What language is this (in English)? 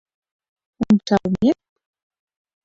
Mari